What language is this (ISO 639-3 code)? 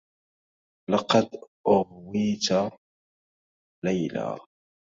ara